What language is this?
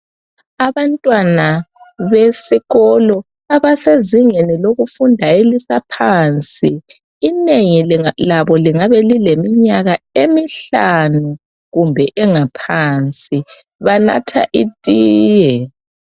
North Ndebele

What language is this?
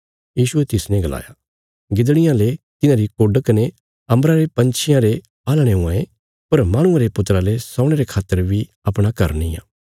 Bilaspuri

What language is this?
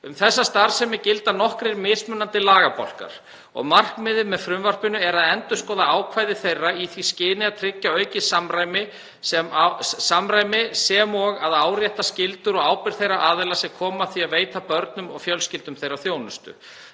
Icelandic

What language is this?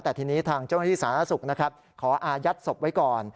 Thai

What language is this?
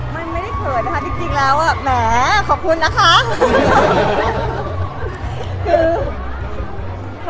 Thai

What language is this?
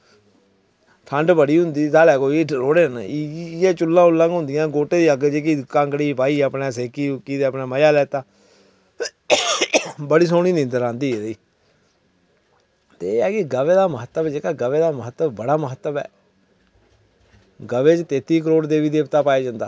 Dogri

